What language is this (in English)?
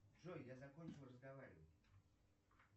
Russian